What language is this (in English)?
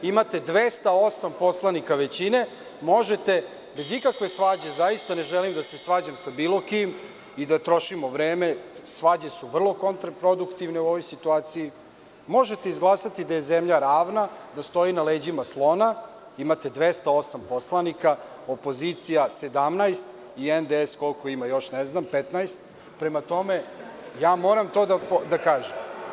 Serbian